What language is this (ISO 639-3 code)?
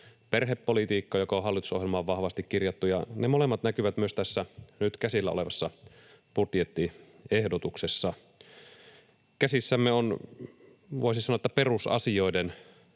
fin